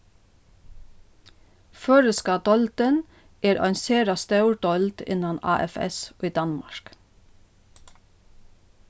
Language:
Faroese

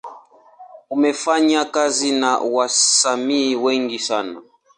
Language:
Swahili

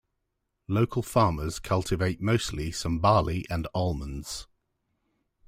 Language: English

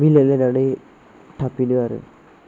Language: Bodo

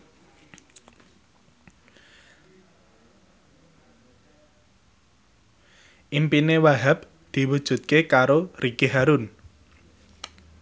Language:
Javanese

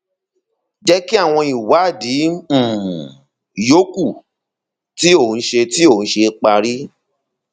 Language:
Yoruba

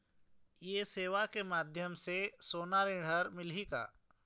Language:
Chhattisgarhi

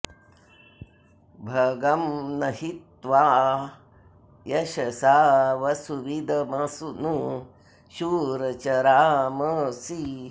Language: Sanskrit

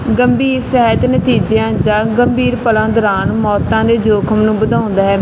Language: Punjabi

